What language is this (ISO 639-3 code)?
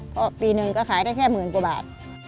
tha